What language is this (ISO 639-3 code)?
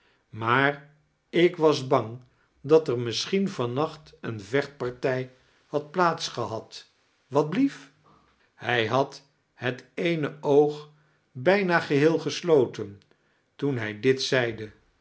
nld